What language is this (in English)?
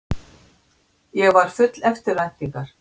Icelandic